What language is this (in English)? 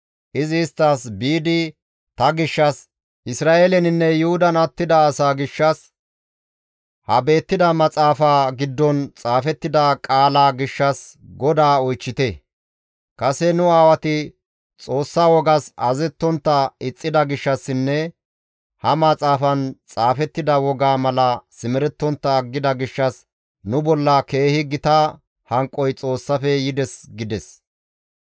Gamo